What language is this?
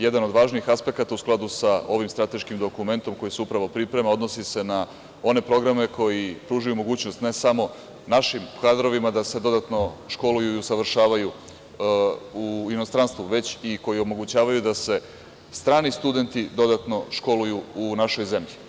Serbian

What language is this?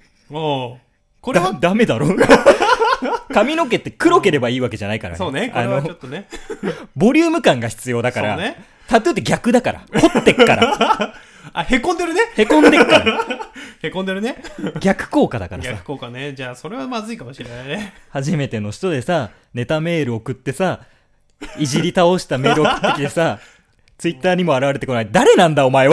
Japanese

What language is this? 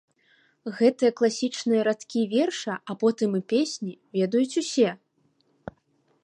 Belarusian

